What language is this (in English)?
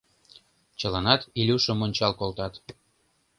Mari